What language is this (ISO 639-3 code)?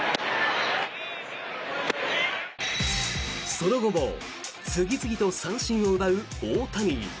jpn